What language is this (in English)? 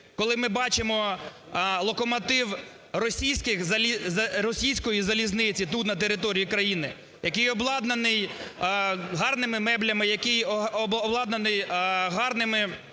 Ukrainian